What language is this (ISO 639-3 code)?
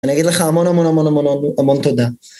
heb